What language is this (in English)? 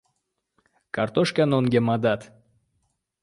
Uzbek